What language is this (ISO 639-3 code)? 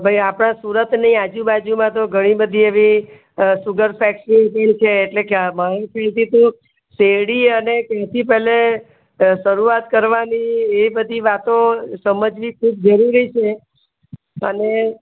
guj